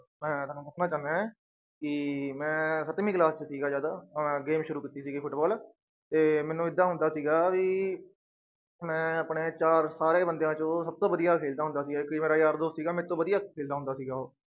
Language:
Punjabi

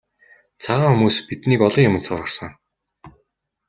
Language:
Mongolian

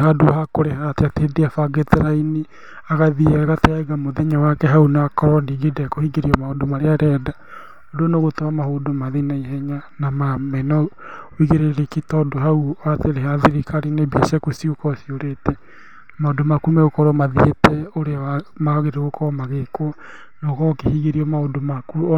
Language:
Kikuyu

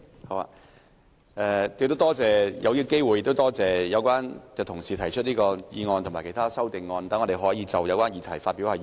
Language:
Cantonese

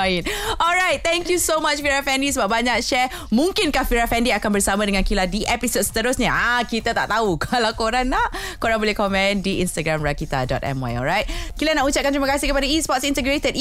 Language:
Malay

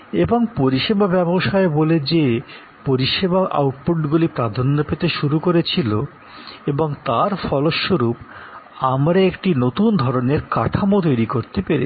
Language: Bangla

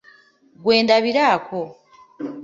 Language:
Ganda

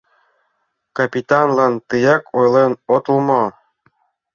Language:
Mari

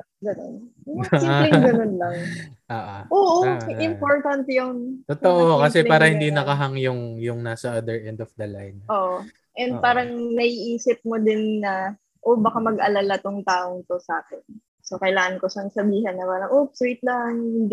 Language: Filipino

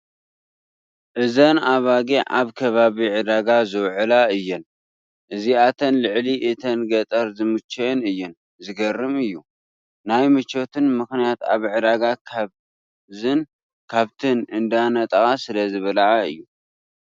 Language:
Tigrinya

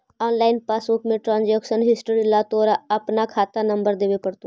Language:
Magahi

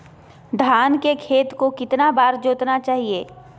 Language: Magahi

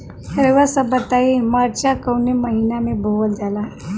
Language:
Bhojpuri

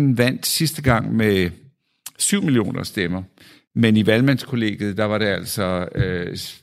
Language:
Danish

